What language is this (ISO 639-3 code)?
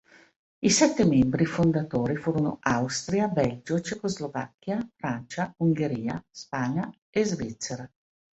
ita